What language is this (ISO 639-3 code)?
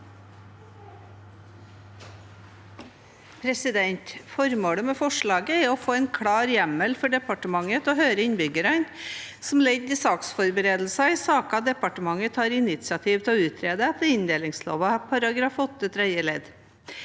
nor